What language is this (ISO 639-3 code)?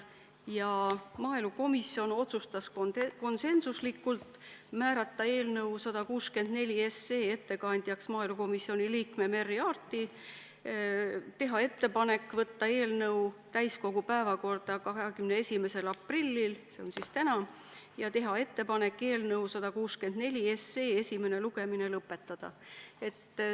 est